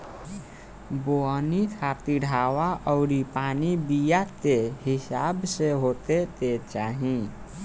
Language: Bhojpuri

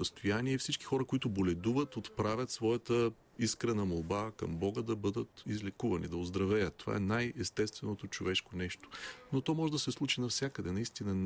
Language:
Bulgarian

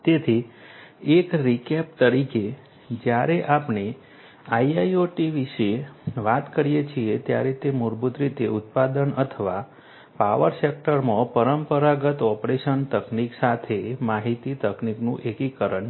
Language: Gujarati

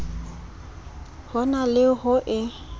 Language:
Southern Sotho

